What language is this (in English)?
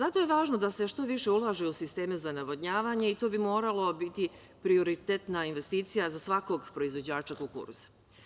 Serbian